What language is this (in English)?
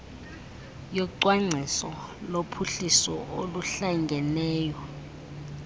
Xhosa